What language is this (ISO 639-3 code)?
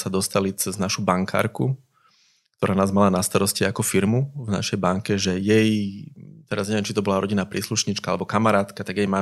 slk